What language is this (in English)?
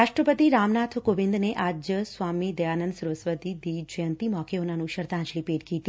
Punjabi